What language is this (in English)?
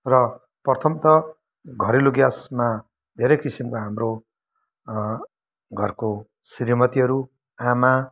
Nepali